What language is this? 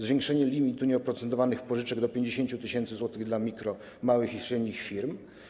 Polish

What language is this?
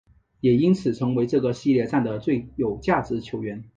Chinese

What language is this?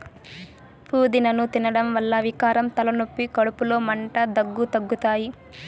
Telugu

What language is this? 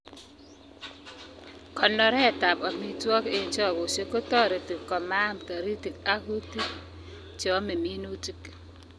Kalenjin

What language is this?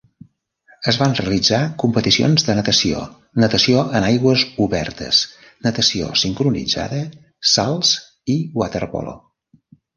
Catalan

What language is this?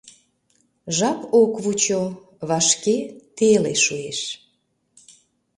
Mari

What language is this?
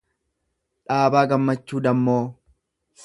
Oromo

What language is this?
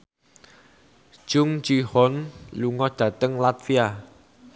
Javanese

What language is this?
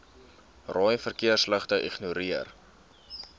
Afrikaans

